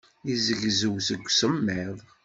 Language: Kabyle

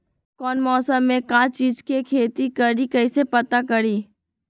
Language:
Magahi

